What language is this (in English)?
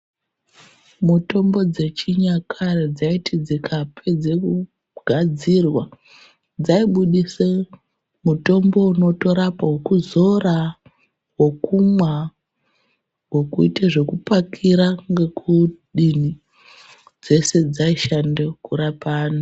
Ndau